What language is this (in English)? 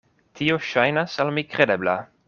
Esperanto